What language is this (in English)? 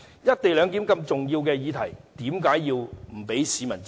Cantonese